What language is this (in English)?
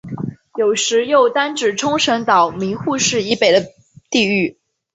Chinese